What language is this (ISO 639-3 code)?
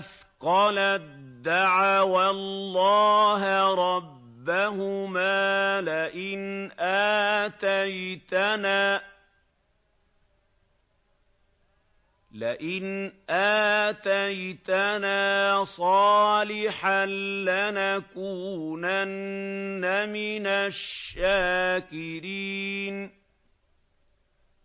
ara